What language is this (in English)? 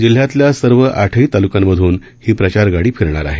Marathi